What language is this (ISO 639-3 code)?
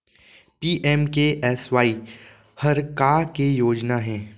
hne